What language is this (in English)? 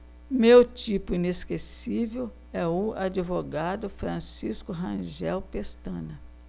Portuguese